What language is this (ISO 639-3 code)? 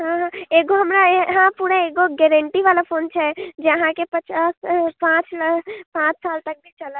mai